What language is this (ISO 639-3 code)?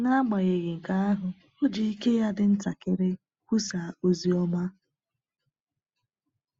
ibo